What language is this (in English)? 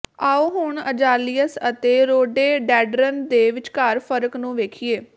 Punjabi